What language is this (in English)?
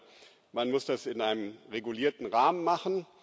German